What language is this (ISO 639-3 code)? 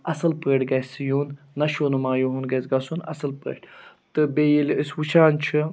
kas